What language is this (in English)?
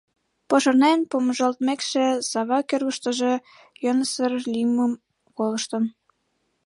Mari